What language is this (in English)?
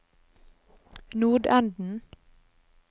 Norwegian